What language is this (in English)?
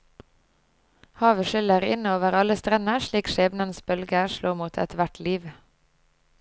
Norwegian